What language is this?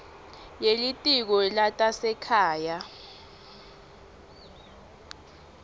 Swati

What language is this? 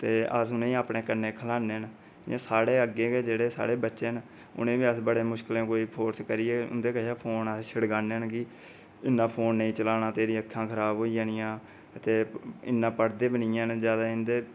Dogri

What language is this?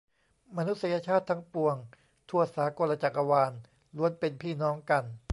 Thai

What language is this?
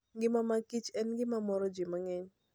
Luo (Kenya and Tanzania)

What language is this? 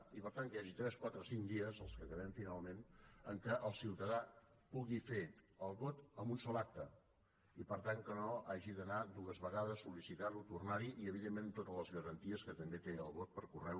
Catalan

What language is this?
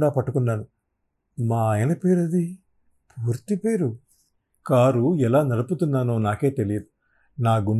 Telugu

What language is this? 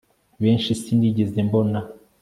Kinyarwanda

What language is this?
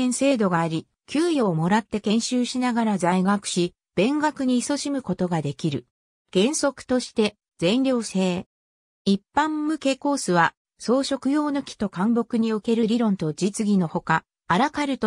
Japanese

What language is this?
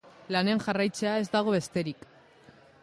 Basque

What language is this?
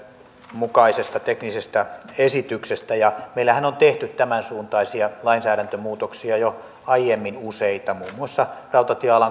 Finnish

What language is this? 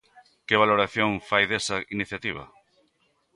Galician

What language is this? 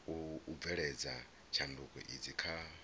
Venda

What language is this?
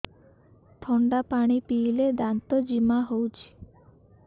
Odia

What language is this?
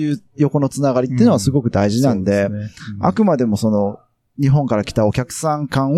Japanese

